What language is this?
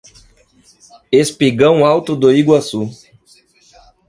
Portuguese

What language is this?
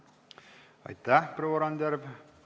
Estonian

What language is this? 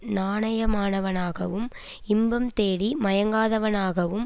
Tamil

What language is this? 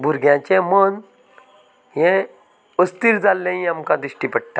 Konkani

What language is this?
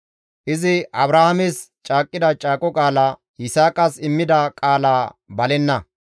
Gamo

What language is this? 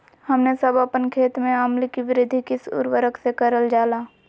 Magahi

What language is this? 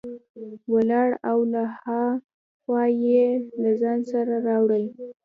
Pashto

